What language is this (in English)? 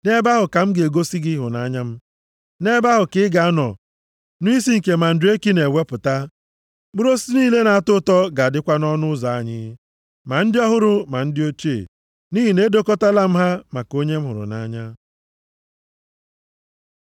Igbo